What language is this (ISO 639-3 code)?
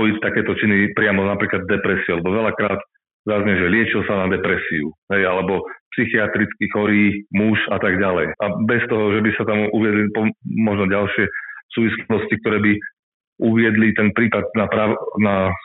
slk